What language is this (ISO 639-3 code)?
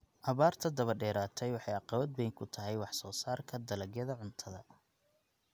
som